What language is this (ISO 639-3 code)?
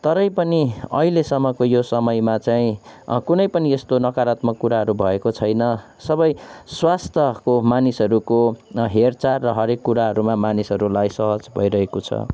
nep